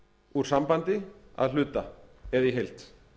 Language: Icelandic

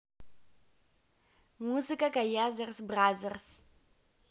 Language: Russian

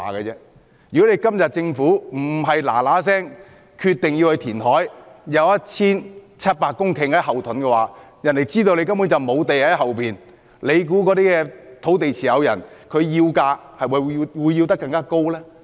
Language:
Cantonese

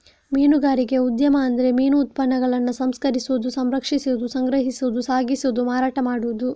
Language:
Kannada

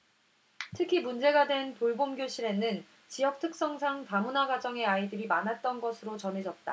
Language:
Korean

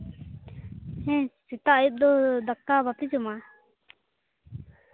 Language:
Santali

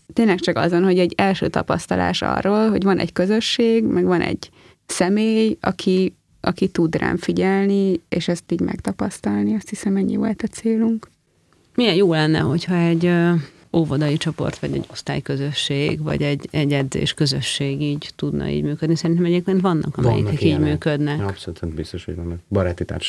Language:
Hungarian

